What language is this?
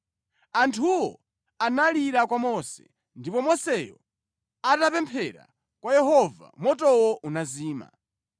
Nyanja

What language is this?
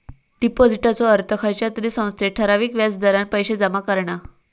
Marathi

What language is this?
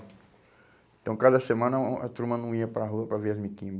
Portuguese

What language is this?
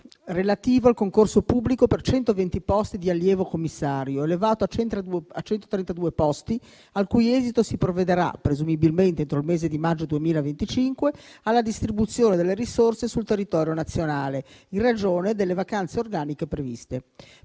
Italian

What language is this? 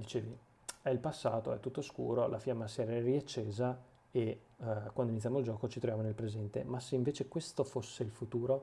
Italian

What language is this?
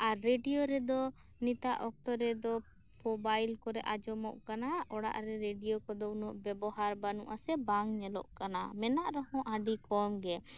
Santali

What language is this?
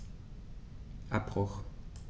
German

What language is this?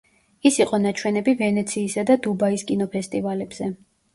Georgian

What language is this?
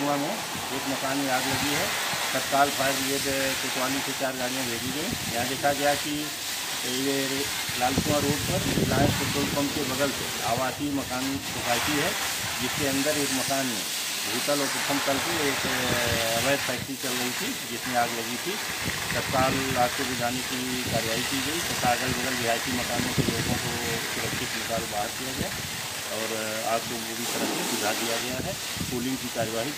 Hindi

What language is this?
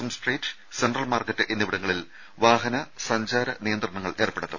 Malayalam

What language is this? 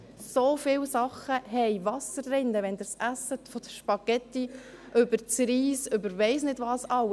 Swiss German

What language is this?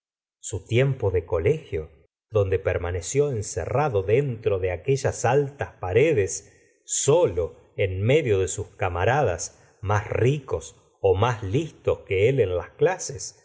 Spanish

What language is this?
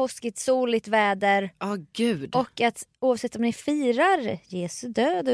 Swedish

